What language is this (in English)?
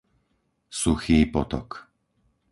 Slovak